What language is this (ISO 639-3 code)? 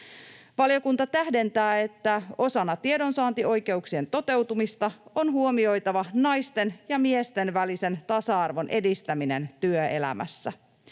fin